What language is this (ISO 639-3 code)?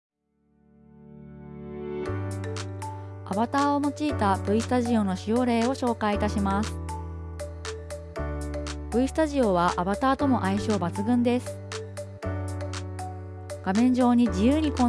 jpn